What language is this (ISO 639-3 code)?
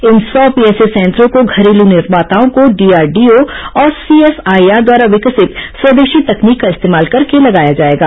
hin